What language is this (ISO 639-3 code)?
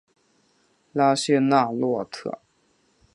zho